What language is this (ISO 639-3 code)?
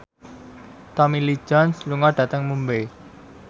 jav